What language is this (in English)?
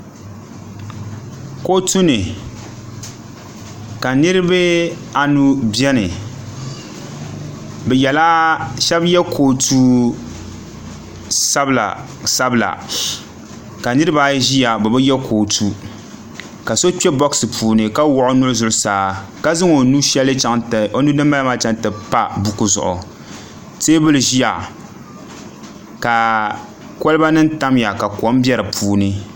Dagbani